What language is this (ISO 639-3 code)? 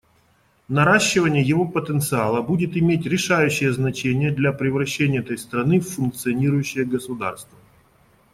rus